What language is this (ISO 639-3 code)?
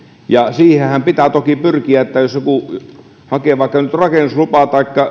fin